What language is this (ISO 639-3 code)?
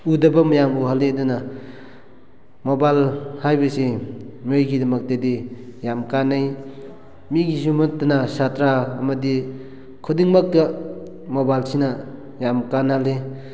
mni